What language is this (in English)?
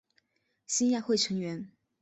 Chinese